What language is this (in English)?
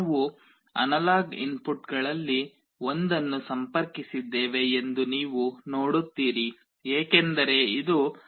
Kannada